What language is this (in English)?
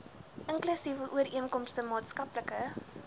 Afrikaans